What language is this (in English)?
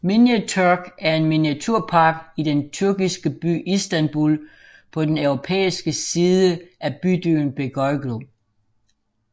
Danish